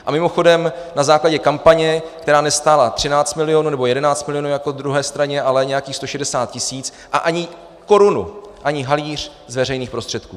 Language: Czech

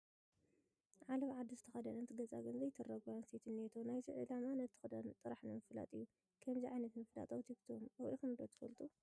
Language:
Tigrinya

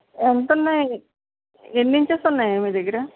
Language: Telugu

